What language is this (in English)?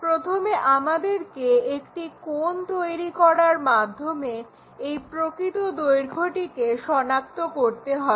Bangla